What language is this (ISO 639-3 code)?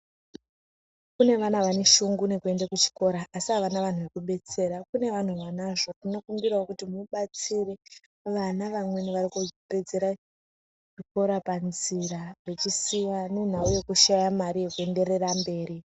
ndc